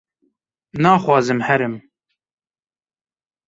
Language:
Kurdish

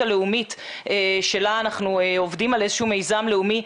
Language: Hebrew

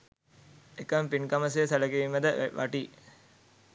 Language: Sinhala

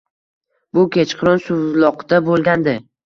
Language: Uzbek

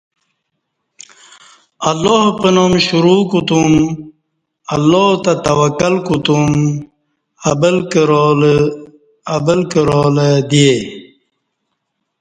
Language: Kati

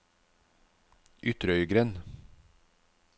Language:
Norwegian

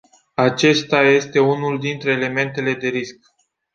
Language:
Romanian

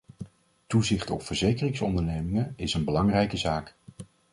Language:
Dutch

